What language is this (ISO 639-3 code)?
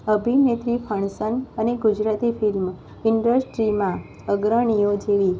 guj